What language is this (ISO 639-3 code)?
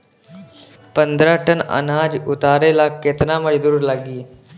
bho